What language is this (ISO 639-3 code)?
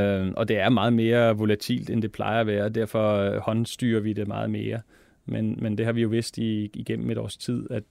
dan